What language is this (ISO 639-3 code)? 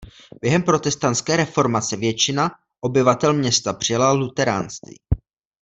ces